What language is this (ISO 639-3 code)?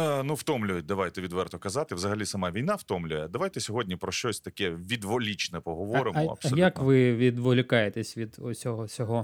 ukr